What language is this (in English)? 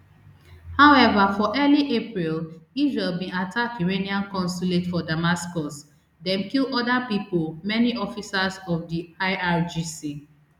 Nigerian Pidgin